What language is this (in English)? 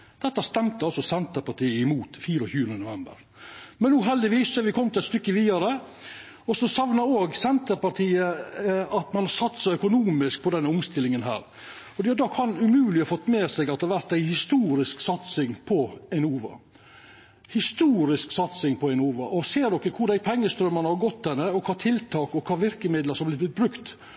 Norwegian Nynorsk